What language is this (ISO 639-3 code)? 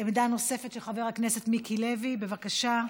heb